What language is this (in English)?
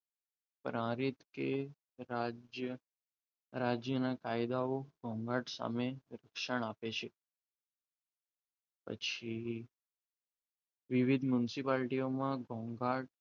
Gujarati